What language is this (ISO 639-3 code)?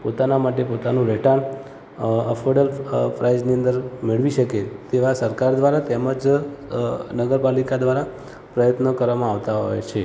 guj